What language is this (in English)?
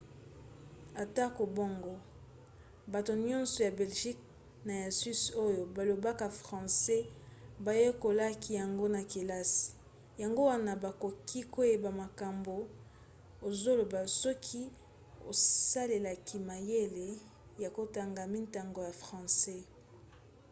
Lingala